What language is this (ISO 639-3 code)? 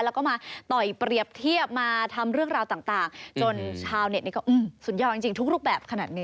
tha